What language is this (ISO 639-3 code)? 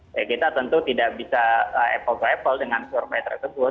ind